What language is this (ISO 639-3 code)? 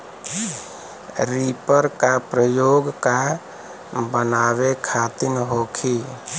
bho